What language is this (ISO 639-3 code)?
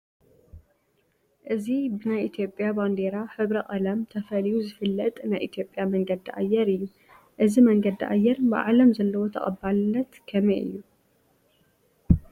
tir